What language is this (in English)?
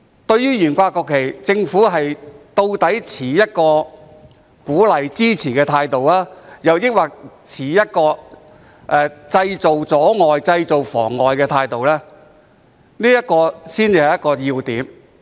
Cantonese